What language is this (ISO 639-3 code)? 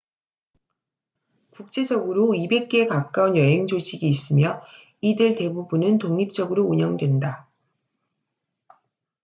kor